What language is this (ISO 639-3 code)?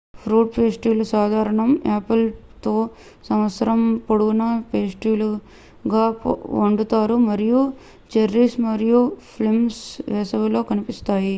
tel